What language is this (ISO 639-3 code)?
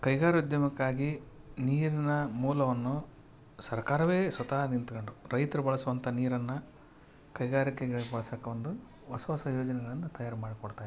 kan